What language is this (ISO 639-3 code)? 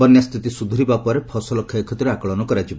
ori